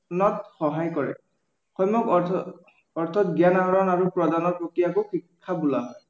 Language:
Assamese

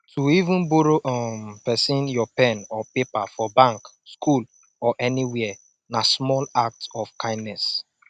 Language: Nigerian Pidgin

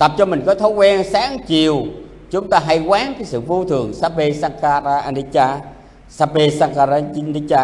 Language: Vietnamese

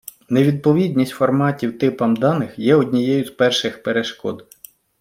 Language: Ukrainian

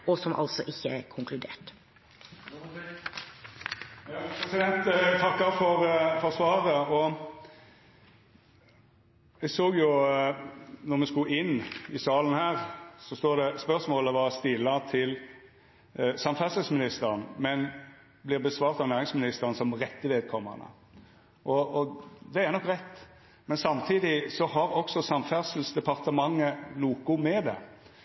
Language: Norwegian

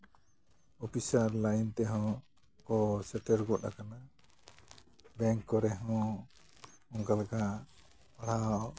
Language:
Santali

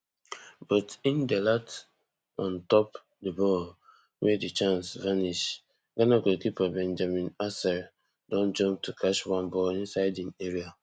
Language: Nigerian Pidgin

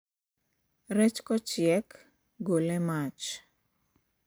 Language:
Luo (Kenya and Tanzania)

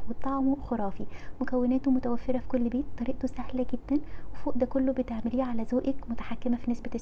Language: Arabic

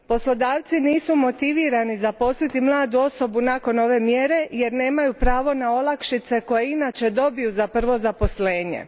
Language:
Croatian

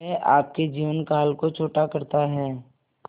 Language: Hindi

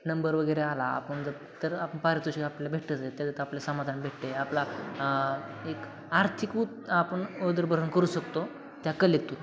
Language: Marathi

